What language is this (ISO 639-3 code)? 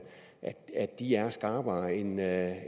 dan